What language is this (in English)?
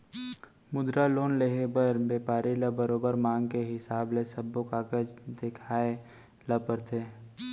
Chhattisgarhi